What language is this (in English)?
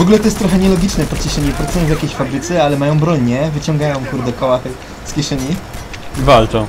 Polish